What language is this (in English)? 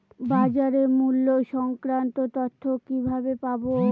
Bangla